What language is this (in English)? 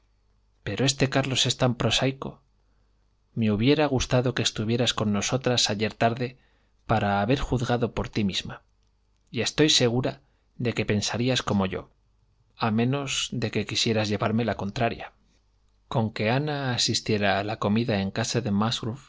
Spanish